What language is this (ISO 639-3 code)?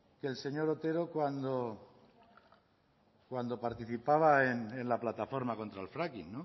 spa